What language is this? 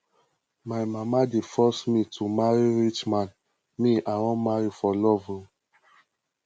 Nigerian Pidgin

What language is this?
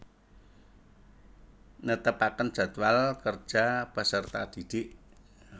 Javanese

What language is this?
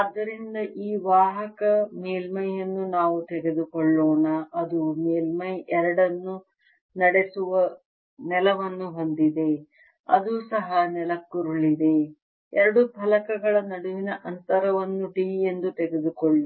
Kannada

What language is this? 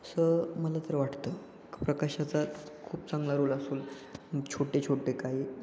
Marathi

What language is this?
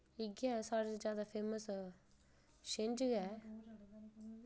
Dogri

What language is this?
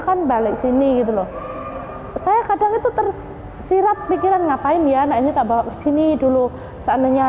Indonesian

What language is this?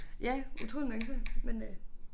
Danish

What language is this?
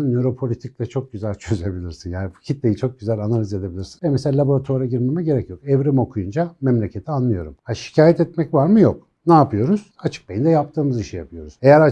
Turkish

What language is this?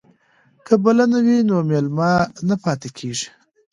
Pashto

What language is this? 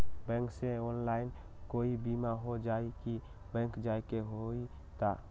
Magahi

